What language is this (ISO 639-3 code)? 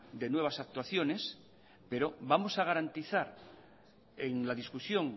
spa